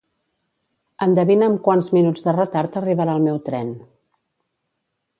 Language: Catalan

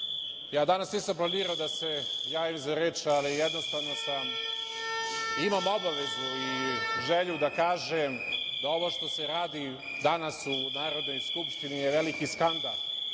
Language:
Serbian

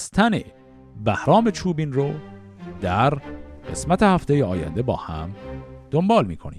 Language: Persian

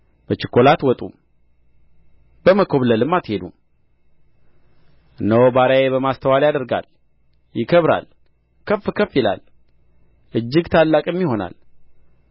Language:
Amharic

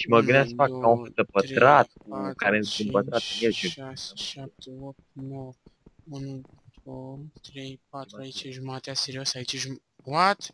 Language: Romanian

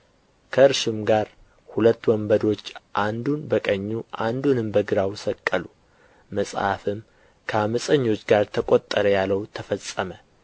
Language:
Amharic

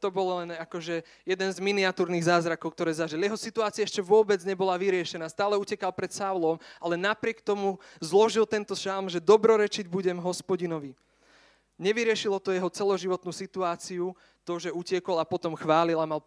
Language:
Slovak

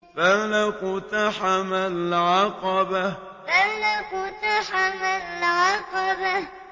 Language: Arabic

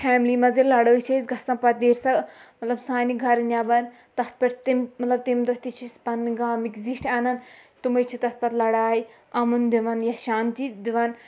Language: Kashmiri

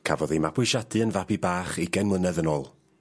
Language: Welsh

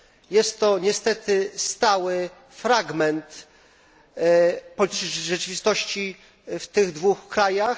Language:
Polish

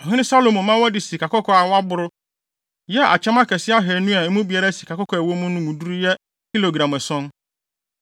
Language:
Akan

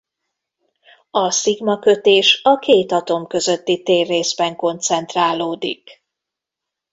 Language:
Hungarian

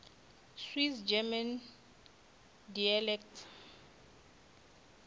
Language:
Northern Sotho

